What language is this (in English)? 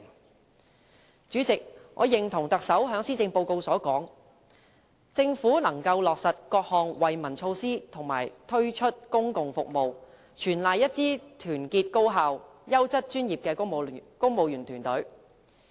Cantonese